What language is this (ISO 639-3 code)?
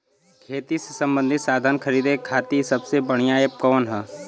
bho